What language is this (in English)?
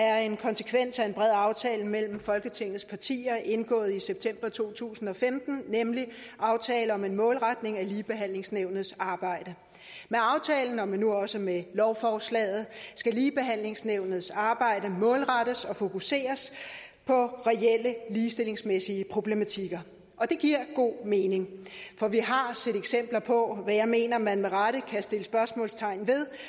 Danish